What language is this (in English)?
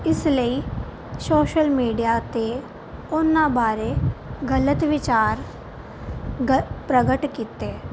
Punjabi